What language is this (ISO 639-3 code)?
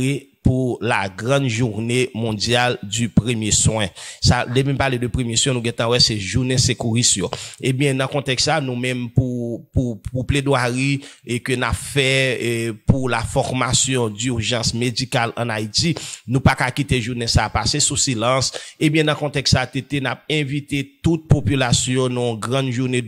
fra